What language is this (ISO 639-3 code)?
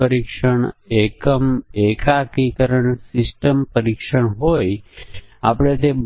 guj